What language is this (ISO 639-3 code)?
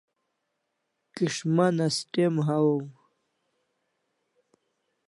kls